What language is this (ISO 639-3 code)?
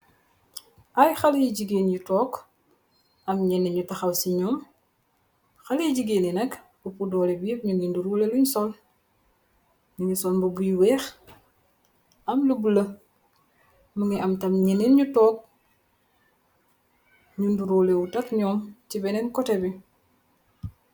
wol